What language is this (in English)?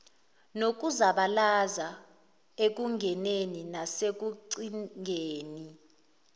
Zulu